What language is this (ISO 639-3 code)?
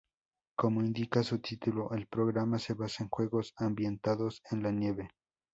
spa